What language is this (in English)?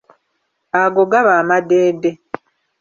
Ganda